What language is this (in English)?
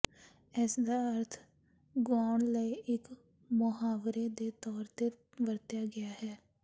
Punjabi